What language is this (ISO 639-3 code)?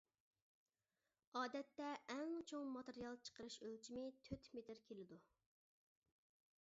uig